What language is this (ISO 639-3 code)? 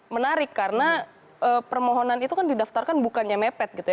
ind